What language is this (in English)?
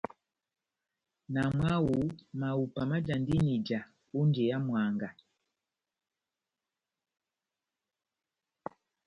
Batanga